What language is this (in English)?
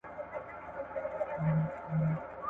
Pashto